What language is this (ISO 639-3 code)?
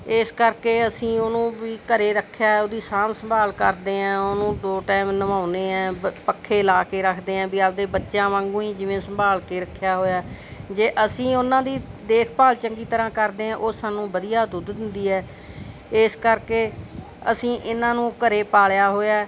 pan